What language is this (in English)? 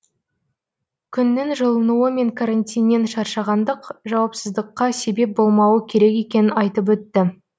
Kazakh